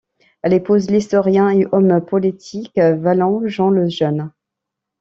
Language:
French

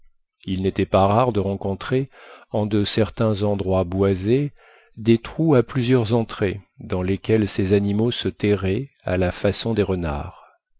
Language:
French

